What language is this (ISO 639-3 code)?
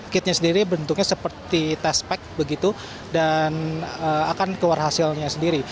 ind